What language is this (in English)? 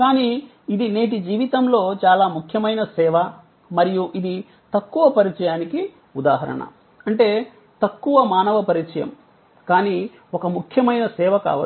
Telugu